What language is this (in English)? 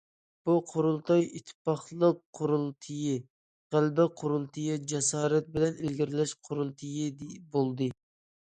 Uyghur